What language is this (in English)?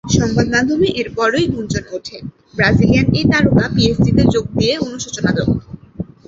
Bangla